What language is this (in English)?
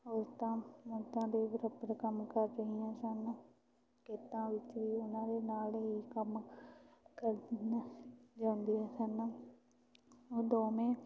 Punjabi